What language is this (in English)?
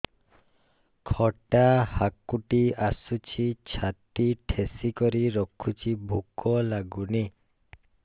Odia